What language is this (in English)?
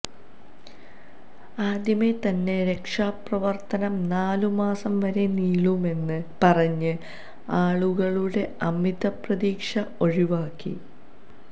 Malayalam